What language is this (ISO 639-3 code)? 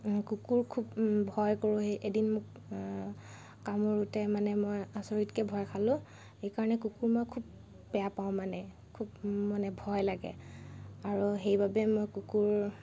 asm